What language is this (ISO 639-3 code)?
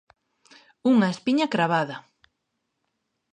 glg